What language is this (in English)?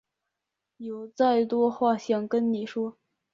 Chinese